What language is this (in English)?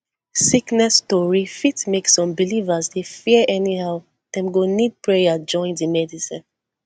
Nigerian Pidgin